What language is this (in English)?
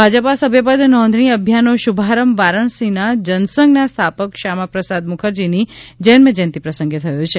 Gujarati